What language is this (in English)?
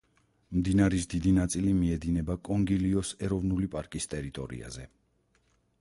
Georgian